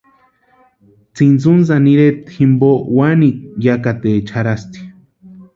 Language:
Western Highland Purepecha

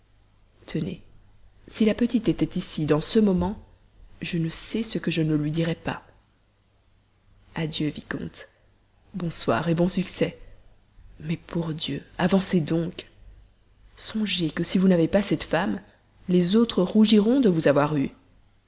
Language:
French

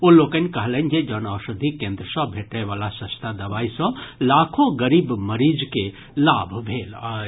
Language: Maithili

